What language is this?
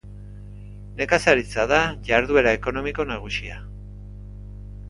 Basque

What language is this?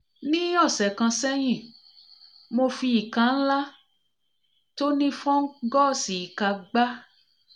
Yoruba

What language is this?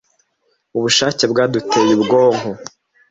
Kinyarwanda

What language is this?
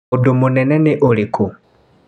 Kikuyu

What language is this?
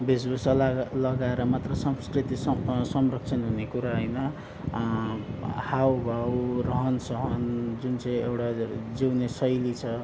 Nepali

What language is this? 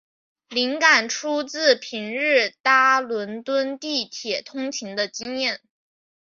Chinese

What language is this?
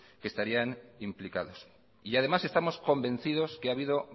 Spanish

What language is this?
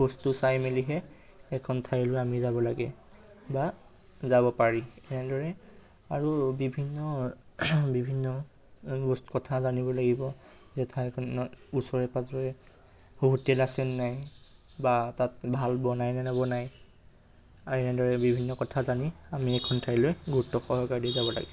Assamese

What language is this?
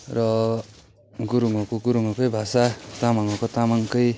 Nepali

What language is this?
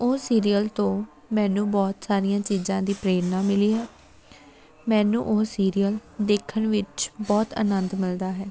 Punjabi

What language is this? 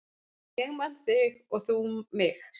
Icelandic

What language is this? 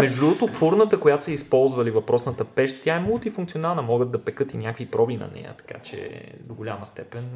Bulgarian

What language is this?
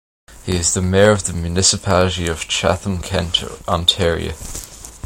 English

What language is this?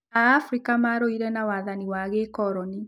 Kikuyu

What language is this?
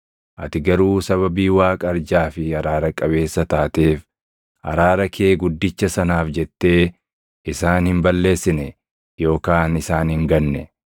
Oromo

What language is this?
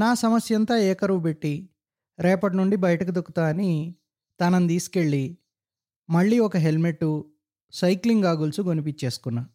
Telugu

